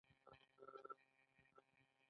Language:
Pashto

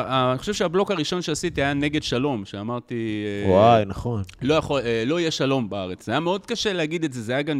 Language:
Hebrew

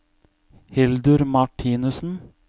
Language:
Norwegian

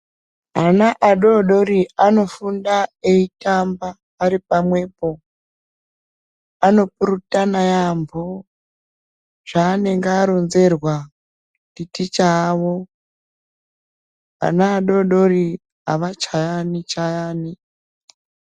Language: Ndau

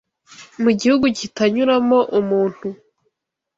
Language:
Kinyarwanda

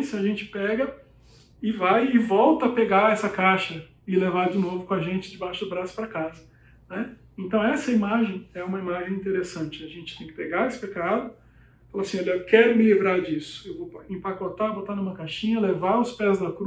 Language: Portuguese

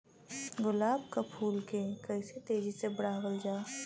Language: Bhojpuri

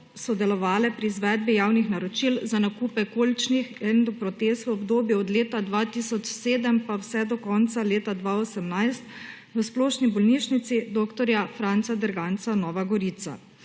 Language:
Slovenian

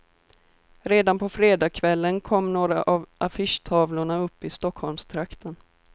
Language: Swedish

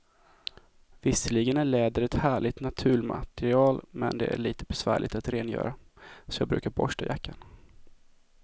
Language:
Swedish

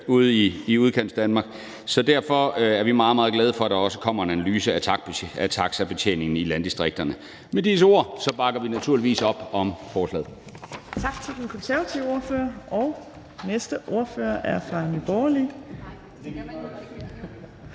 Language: Danish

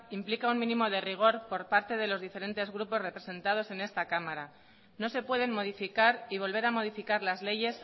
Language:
Spanish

